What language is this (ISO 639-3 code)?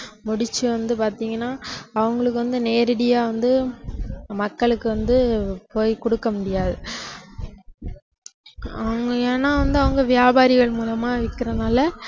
tam